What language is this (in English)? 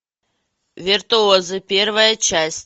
Russian